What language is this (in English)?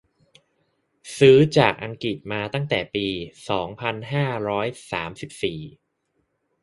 Thai